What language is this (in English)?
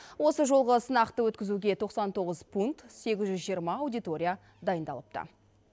Kazakh